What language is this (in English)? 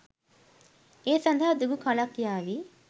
Sinhala